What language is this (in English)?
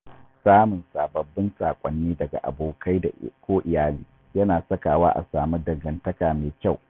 Hausa